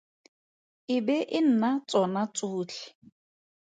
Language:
Tswana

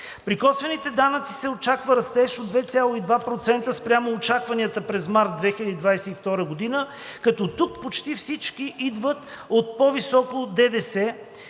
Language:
Bulgarian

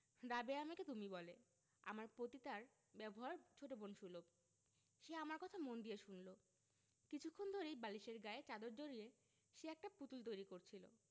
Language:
Bangla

